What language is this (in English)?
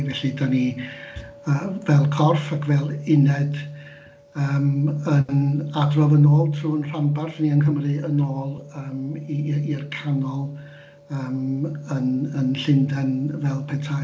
Welsh